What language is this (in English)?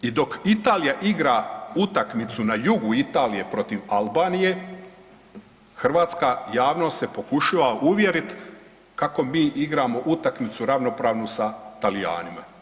Croatian